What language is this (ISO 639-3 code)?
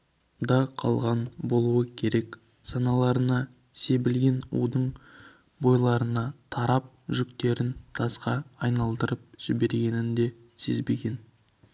kaz